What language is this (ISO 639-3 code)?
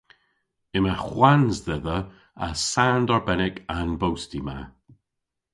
cor